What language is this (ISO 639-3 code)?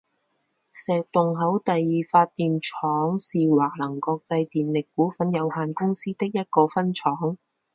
zho